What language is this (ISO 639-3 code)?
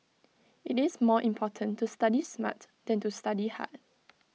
eng